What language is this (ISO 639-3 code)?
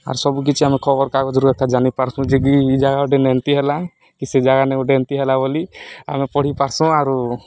ori